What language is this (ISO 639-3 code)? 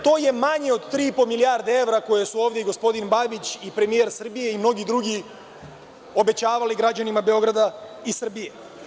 srp